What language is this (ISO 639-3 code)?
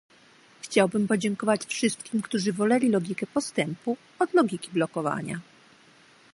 pol